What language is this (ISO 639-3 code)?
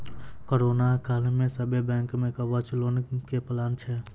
mai